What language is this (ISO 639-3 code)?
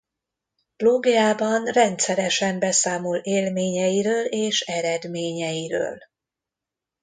hun